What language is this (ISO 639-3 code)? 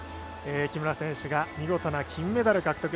jpn